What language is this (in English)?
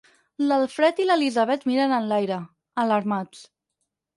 Catalan